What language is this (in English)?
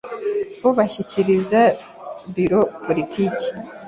Kinyarwanda